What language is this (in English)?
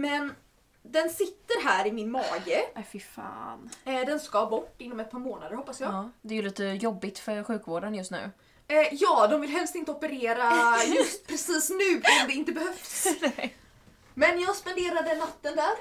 Swedish